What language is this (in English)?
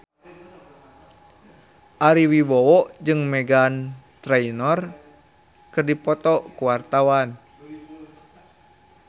Sundanese